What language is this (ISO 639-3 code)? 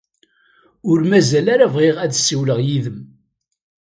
kab